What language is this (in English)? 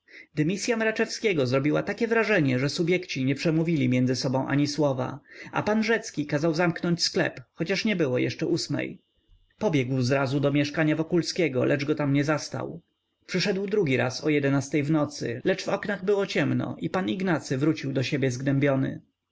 Polish